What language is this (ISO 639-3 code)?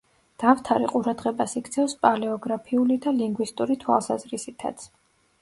kat